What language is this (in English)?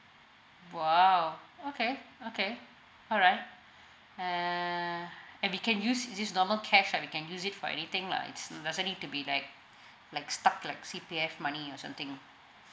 English